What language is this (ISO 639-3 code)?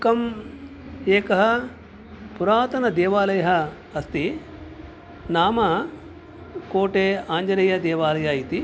san